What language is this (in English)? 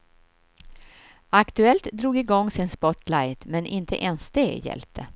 Swedish